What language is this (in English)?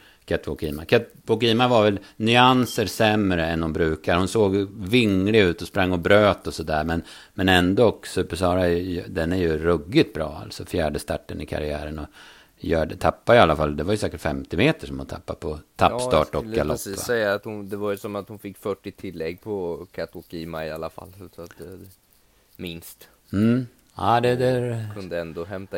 Swedish